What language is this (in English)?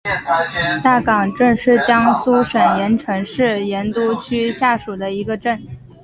Chinese